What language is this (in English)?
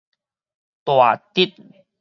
Min Nan Chinese